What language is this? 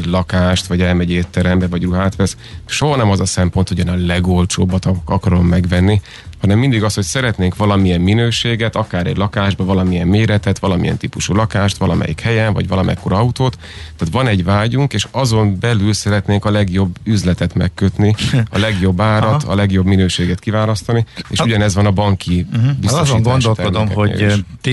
Hungarian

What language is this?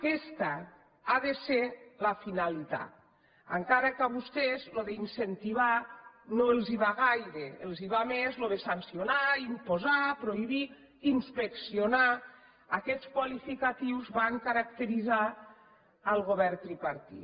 Catalan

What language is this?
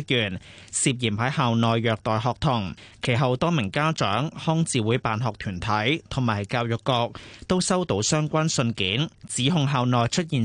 Chinese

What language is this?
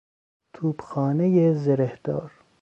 Persian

